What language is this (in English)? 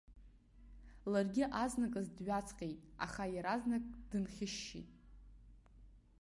Abkhazian